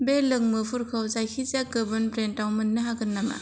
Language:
Bodo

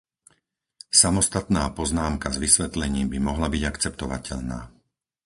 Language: Slovak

